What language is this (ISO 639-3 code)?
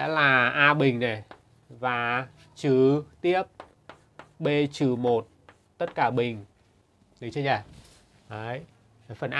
vie